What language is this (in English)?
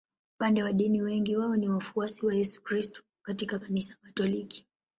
Swahili